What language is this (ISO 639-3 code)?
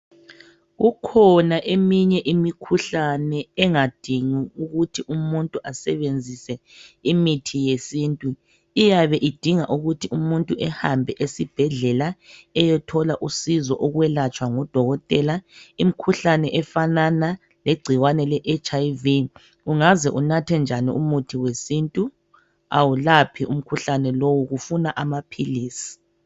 nde